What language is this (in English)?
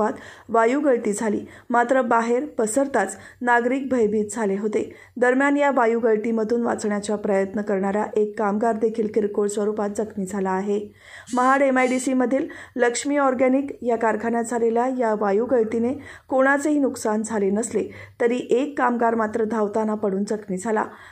Marathi